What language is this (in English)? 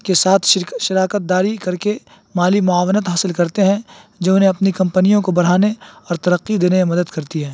Urdu